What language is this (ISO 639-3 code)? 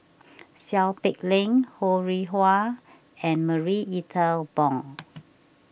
eng